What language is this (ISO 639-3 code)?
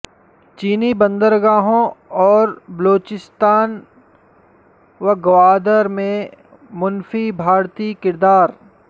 urd